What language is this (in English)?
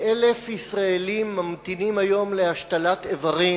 Hebrew